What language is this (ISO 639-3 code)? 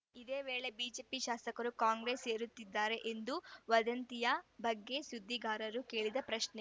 kan